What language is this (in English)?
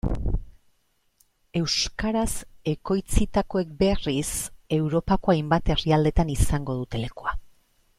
Basque